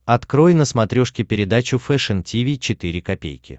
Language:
Russian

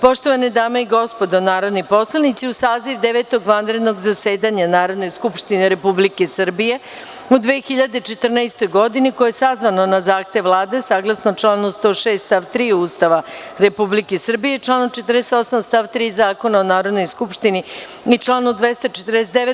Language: Serbian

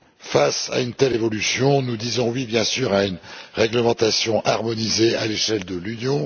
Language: French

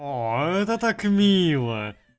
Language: Russian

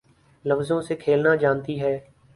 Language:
Urdu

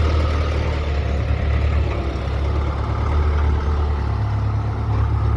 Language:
Polish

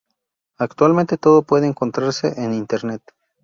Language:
Spanish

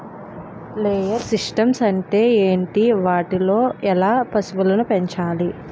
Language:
Telugu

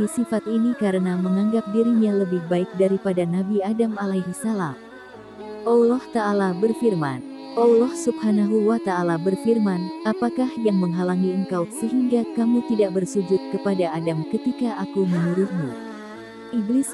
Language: Indonesian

